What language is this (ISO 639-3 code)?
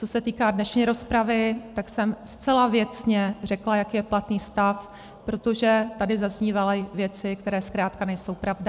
ces